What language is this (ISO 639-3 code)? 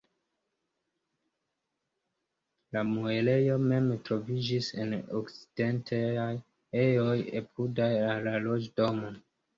epo